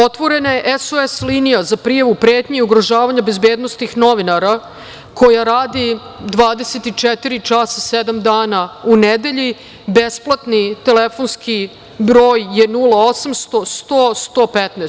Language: Serbian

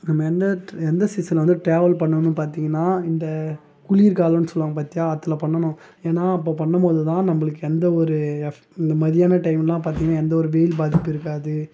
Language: Tamil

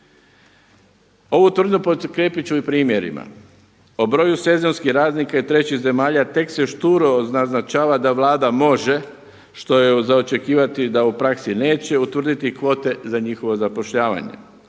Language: Croatian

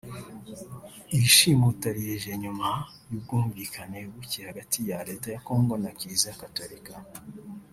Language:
Kinyarwanda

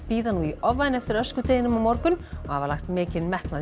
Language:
Icelandic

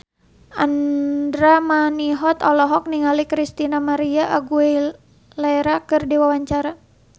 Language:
Sundanese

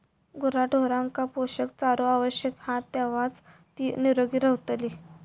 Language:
Marathi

